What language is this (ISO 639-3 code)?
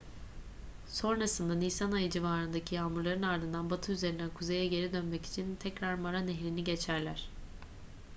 tur